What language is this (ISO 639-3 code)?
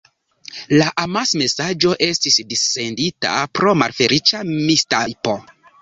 epo